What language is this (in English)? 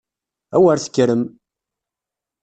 Kabyle